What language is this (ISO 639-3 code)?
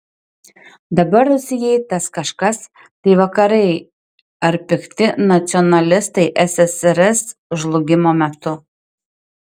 lit